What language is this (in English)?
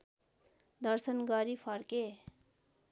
Nepali